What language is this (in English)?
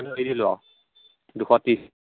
Assamese